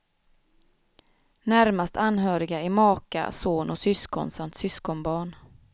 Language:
Swedish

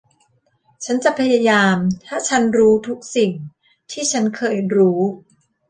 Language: Thai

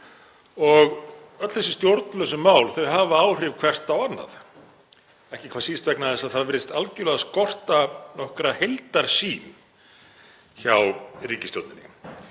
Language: Icelandic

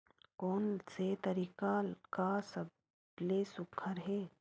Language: Chhattisgarhi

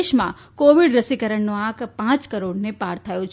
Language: Gujarati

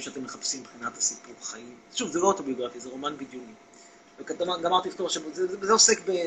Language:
Hebrew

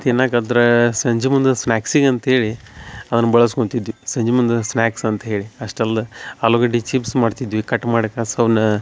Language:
Kannada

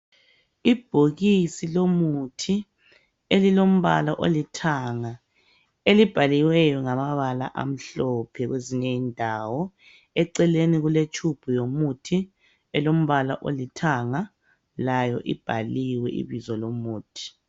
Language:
North Ndebele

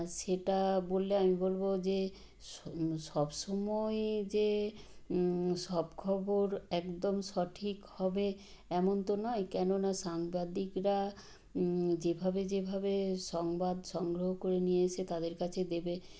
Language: Bangla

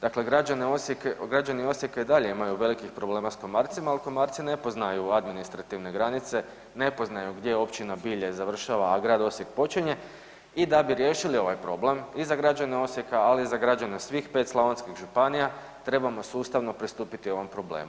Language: Croatian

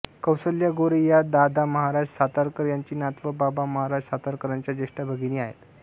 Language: Marathi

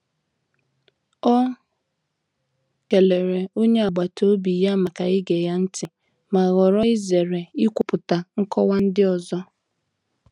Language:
Igbo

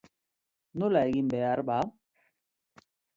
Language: Basque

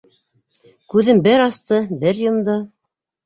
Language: Bashkir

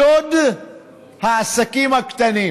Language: Hebrew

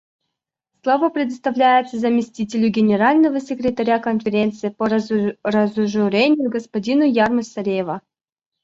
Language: Russian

